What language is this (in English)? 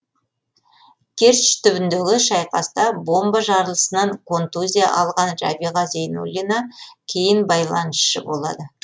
Kazakh